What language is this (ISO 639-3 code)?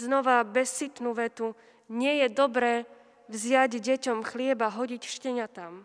slk